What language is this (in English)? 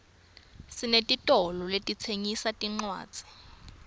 Swati